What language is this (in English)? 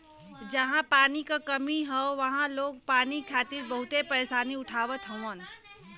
Bhojpuri